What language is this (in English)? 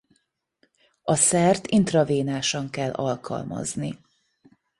Hungarian